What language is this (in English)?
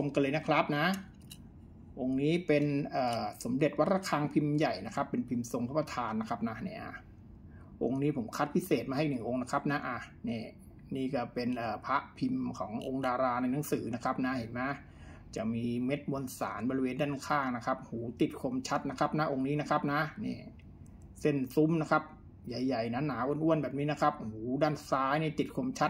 Thai